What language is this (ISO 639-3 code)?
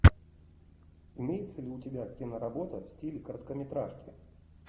rus